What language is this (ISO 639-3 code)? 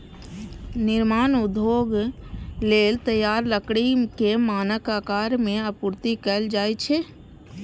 mai